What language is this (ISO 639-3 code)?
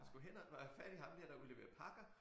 dan